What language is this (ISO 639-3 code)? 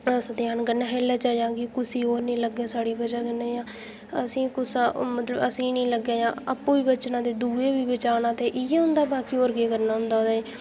doi